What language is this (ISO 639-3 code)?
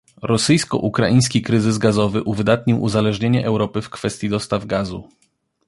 pol